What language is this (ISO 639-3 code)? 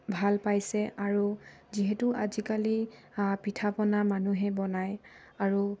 asm